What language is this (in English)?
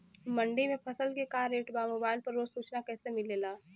Bhojpuri